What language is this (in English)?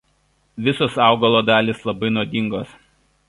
Lithuanian